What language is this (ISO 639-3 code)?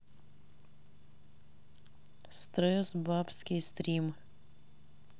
rus